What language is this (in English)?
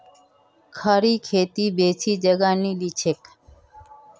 Magahi